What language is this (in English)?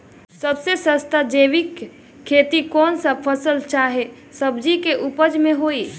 Bhojpuri